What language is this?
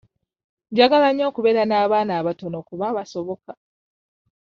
Ganda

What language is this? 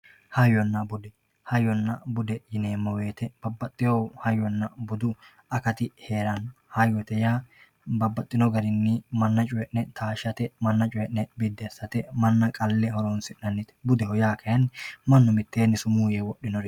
Sidamo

